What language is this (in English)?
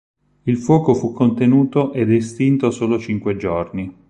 Italian